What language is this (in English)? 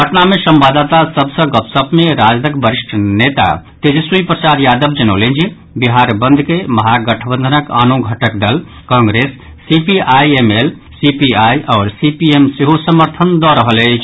Maithili